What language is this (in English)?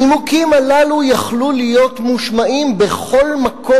Hebrew